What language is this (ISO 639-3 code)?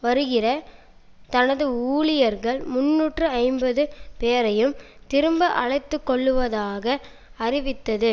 tam